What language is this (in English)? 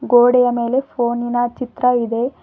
Kannada